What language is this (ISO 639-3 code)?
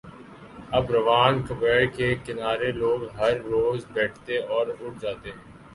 urd